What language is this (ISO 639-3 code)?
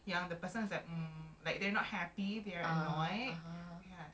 eng